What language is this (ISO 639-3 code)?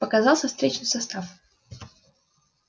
rus